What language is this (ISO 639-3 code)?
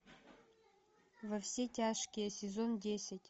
rus